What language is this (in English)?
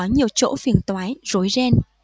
Vietnamese